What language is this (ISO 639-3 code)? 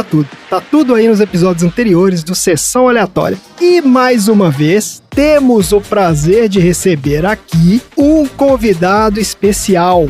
por